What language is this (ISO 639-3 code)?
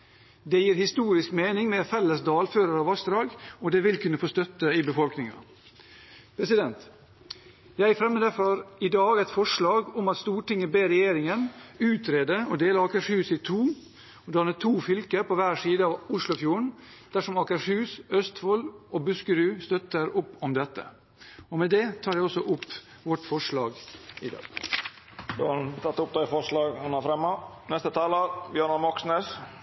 nor